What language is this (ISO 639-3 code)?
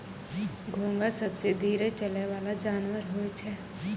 mai